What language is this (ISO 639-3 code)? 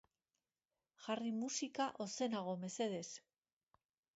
eus